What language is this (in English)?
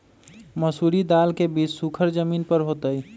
Magahi